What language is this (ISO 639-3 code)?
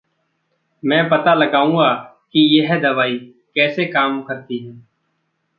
hin